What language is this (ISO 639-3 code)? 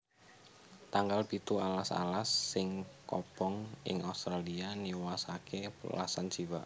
jav